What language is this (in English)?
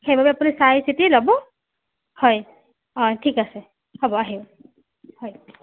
Assamese